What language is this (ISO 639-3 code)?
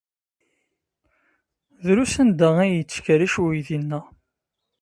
kab